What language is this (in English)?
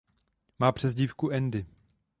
Czech